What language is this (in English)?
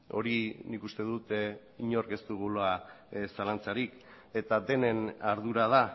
Basque